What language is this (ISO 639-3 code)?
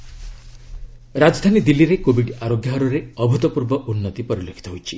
ori